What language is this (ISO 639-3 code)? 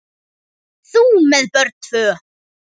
isl